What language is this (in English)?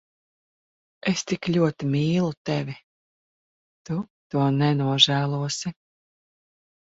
Latvian